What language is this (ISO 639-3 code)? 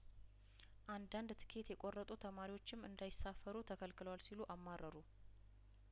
amh